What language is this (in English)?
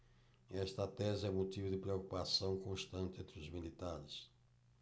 Portuguese